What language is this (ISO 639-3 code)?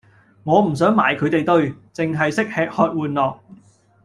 yue